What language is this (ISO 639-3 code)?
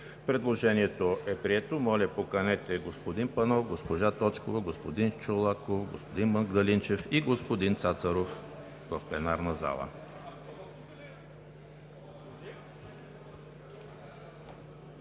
bul